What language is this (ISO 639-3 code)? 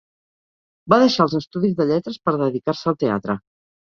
cat